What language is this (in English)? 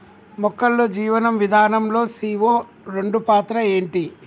Telugu